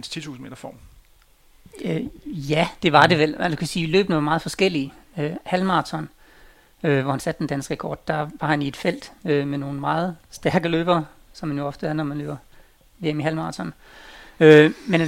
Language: Danish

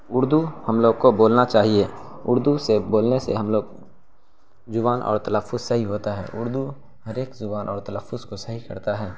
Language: Urdu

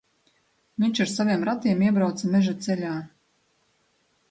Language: Latvian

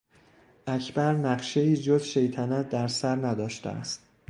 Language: Persian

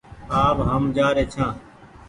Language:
Goaria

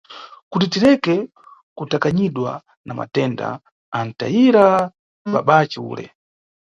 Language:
Nyungwe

